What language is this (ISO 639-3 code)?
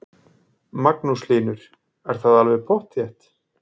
isl